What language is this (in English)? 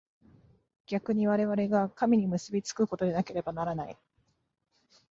Japanese